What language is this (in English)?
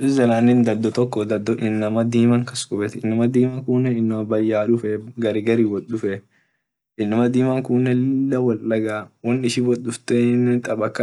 Orma